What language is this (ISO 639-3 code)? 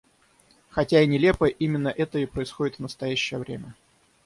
rus